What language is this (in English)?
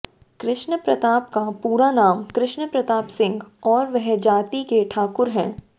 Hindi